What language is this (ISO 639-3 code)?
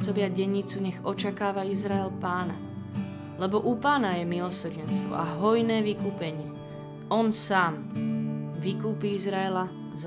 slk